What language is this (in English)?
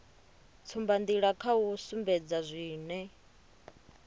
Venda